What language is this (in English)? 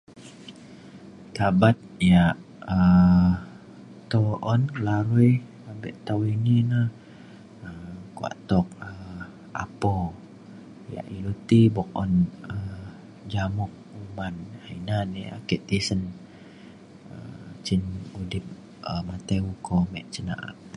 Mainstream Kenyah